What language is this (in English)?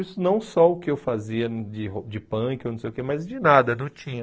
Portuguese